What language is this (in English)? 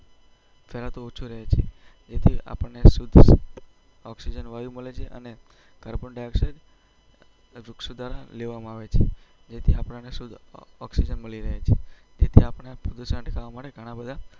Gujarati